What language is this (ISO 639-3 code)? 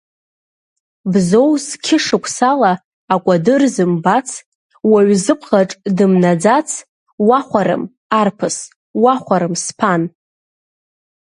abk